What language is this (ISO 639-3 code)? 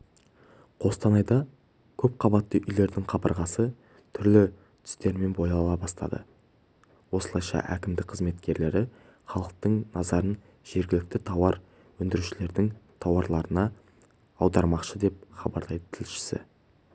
kaz